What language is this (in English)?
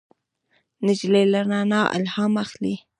Pashto